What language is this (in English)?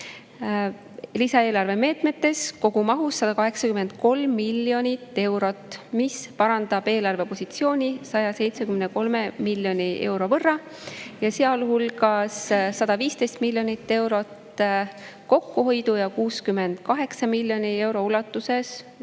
Estonian